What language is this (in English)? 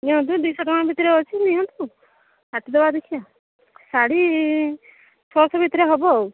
Odia